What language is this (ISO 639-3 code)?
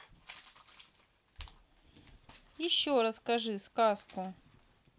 rus